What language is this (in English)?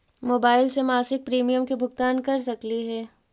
Magahi